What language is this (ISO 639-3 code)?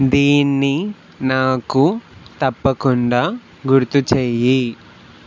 tel